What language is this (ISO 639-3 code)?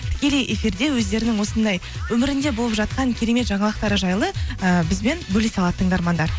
kaz